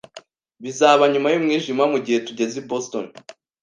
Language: Kinyarwanda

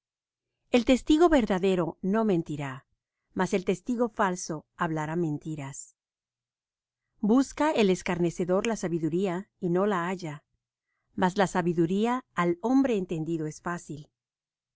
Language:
Spanish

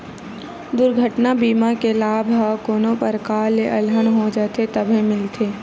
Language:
Chhattisgarhi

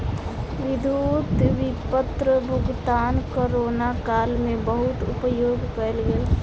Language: Maithili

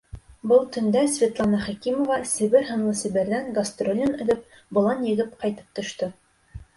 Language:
Bashkir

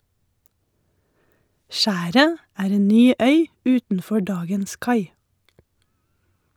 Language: Norwegian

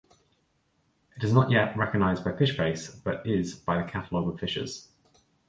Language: English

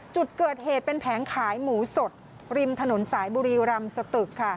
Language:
Thai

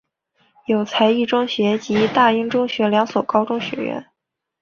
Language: Chinese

